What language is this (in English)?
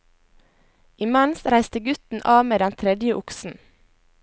Norwegian